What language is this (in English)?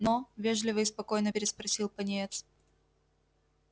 Russian